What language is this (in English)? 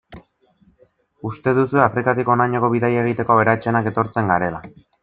Basque